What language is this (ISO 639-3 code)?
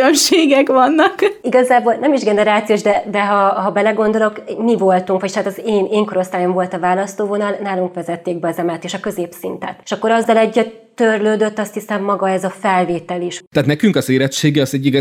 hun